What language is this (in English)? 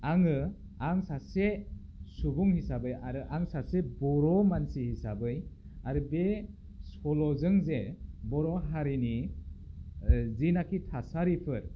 Bodo